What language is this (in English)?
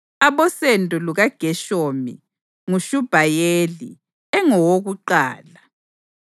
North Ndebele